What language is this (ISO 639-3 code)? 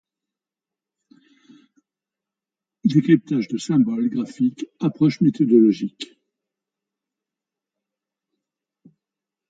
fra